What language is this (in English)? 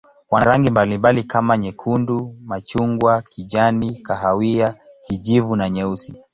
Swahili